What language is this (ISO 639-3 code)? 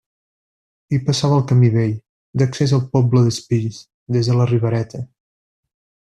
cat